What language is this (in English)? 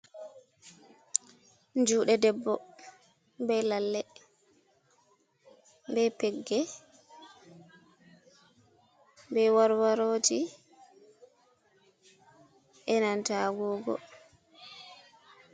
Fula